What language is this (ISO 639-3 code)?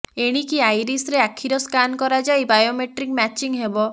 ori